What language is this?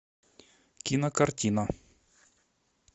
Russian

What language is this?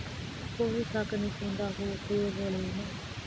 Kannada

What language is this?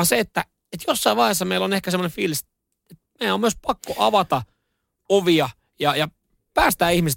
Finnish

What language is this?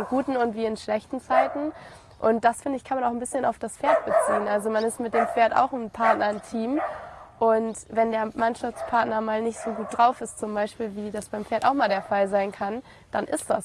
German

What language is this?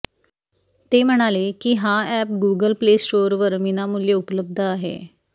Marathi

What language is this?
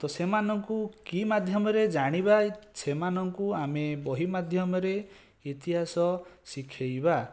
Odia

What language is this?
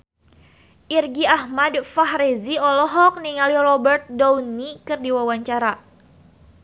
Sundanese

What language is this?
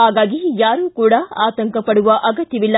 Kannada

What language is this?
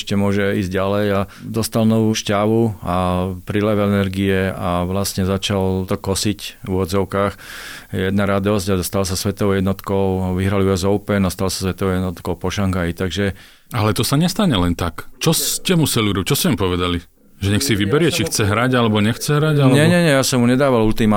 Slovak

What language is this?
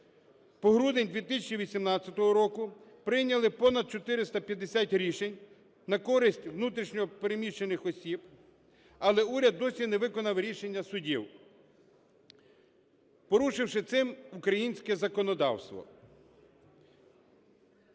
Ukrainian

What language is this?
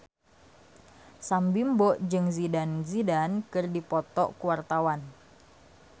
Sundanese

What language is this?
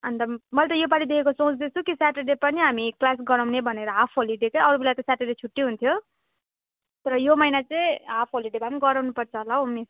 Nepali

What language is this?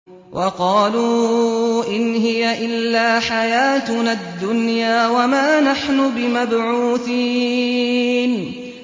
Arabic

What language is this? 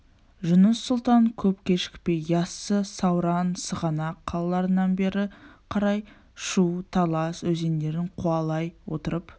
Kazakh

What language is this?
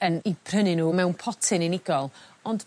Welsh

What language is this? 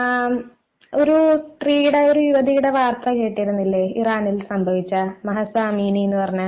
Malayalam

